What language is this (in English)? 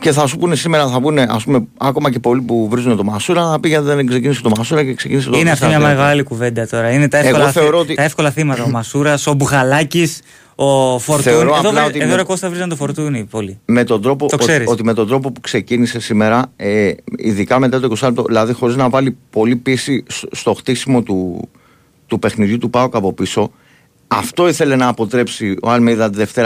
Greek